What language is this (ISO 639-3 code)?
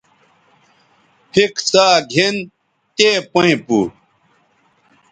btv